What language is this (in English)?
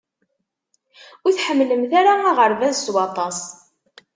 Kabyle